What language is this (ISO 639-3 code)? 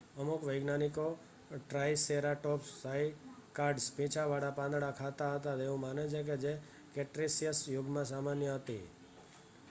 guj